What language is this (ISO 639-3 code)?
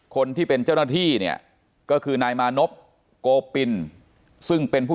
tha